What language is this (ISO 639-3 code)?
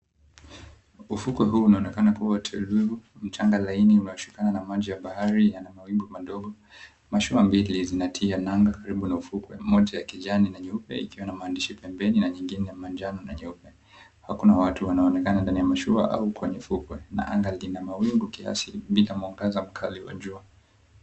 swa